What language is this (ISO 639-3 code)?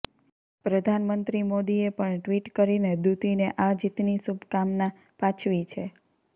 guj